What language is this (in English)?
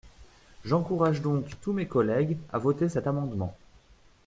French